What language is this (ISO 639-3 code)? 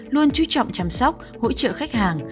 vie